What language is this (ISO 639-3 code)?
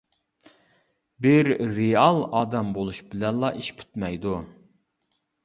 uig